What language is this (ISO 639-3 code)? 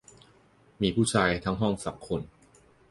tha